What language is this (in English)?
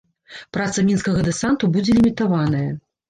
Belarusian